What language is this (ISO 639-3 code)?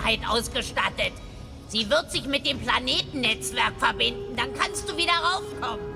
deu